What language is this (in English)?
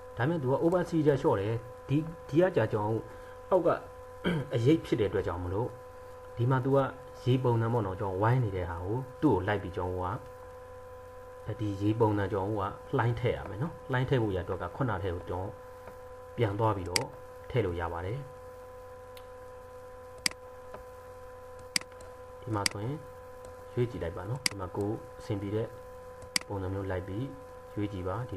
Thai